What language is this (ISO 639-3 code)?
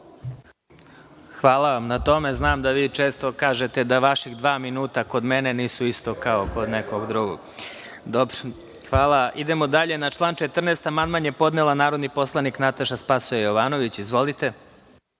srp